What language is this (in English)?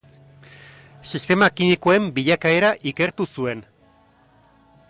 Basque